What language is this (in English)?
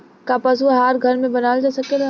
Bhojpuri